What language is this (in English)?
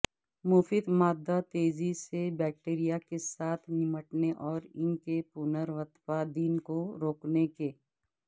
Urdu